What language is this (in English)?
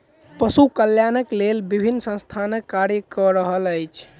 Maithili